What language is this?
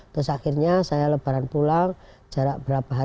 Indonesian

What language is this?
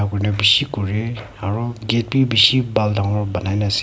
Naga Pidgin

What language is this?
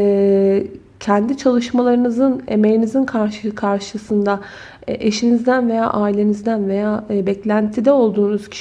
Turkish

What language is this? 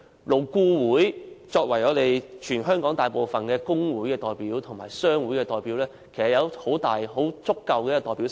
Cantonese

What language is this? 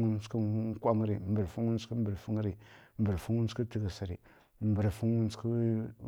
Kirya-Konzəl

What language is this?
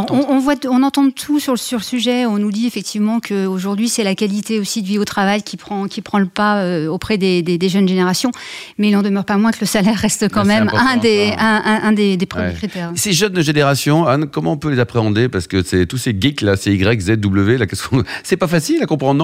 French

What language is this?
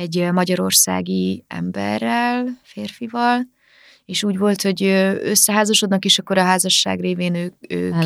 Hungarian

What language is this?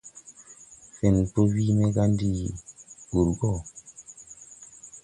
Tupuri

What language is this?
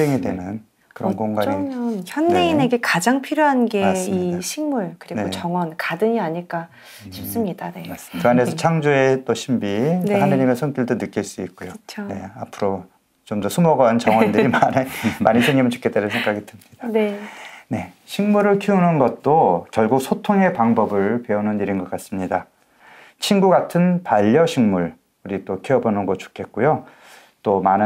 Korean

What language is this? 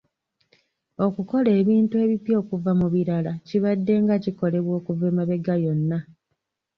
Ganda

